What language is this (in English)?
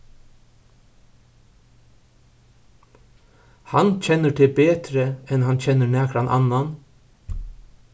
Faroese